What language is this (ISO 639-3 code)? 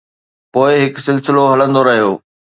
snd